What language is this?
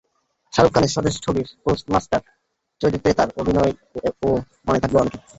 Bangla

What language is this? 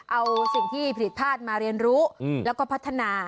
Thai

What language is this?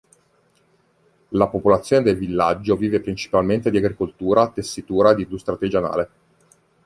Italian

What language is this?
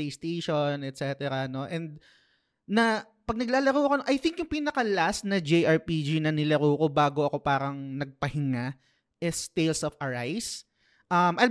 Filipino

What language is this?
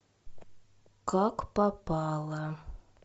Russian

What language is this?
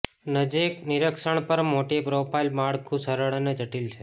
Gujarati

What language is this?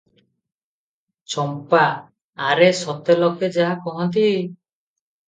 Odia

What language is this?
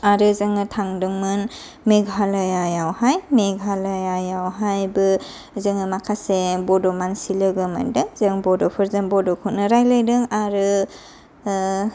Bodo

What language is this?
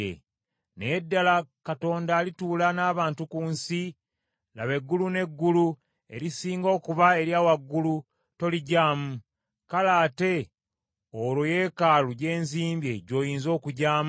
Ganda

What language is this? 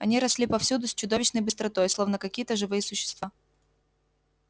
Russian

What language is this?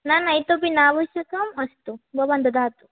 Sanskrit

